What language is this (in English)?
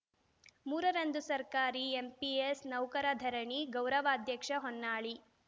Kannada